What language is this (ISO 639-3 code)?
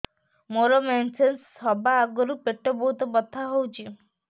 ori